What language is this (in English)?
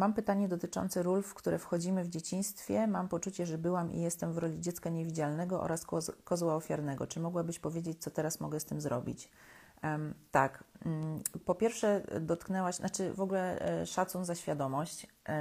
Polish